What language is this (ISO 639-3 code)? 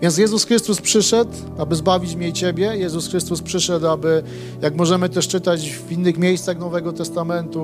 pol